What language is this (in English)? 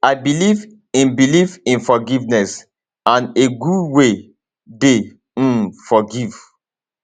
Nigerian Pidgin